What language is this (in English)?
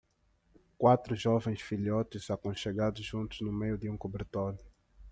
Portuguese